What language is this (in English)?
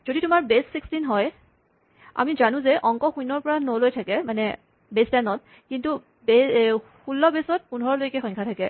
Assamese